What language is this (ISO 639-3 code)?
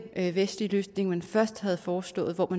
dan